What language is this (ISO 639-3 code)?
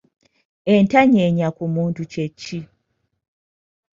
lug